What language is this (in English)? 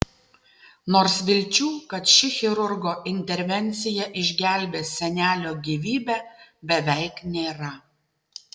Lithuanian